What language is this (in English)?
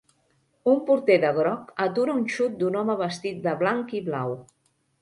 Catalan